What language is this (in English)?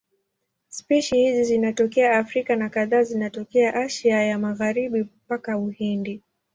Swahili